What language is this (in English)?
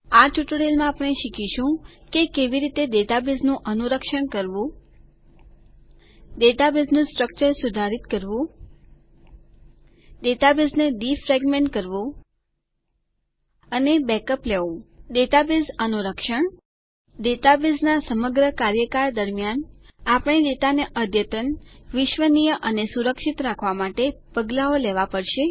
Gujarati